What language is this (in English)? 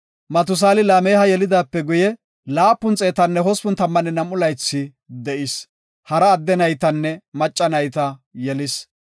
Gofa